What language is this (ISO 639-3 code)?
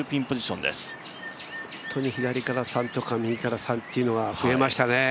jpn